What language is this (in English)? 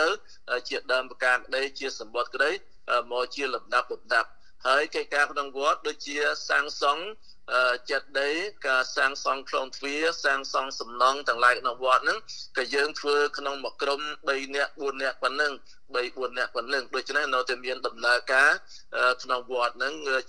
Thai